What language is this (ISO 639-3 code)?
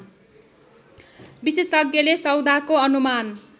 nep